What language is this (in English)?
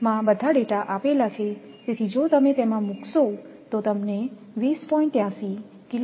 Gujarati